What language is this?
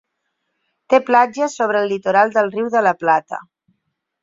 Catalan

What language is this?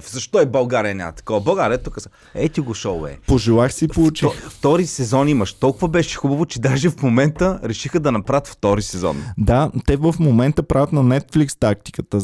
Bulgarian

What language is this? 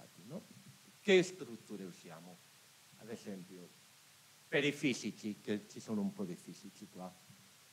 Italian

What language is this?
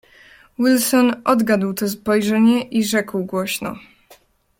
Polish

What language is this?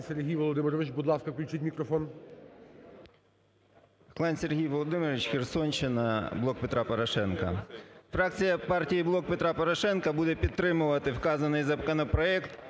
Ukrainian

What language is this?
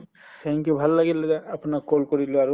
Assamese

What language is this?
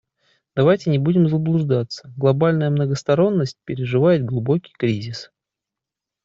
Russian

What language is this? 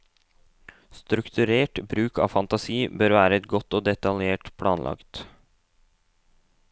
Norwegian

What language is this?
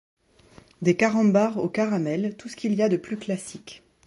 French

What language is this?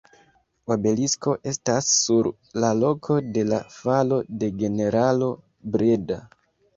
Esperanto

